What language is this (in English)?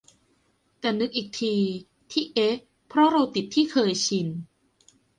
Thai